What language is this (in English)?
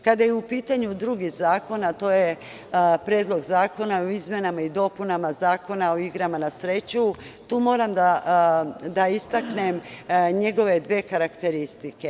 Serbian